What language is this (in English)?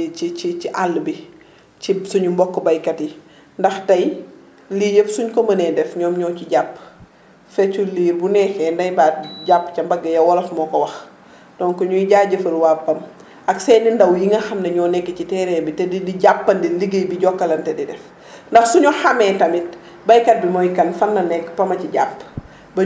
Wolof